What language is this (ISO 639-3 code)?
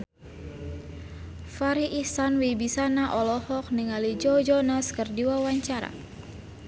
sun